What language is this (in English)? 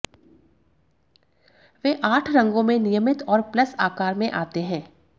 Hindi